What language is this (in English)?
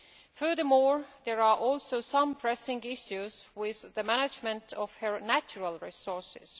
English